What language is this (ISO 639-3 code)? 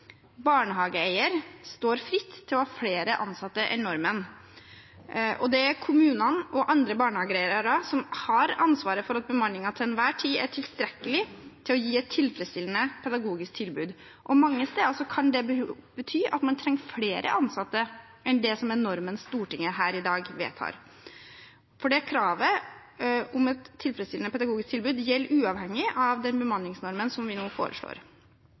nob